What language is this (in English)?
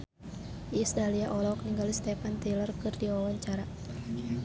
Sundanese